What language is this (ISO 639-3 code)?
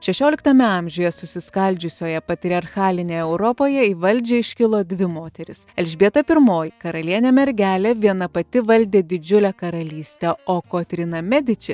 lit